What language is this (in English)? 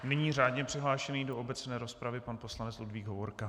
Czech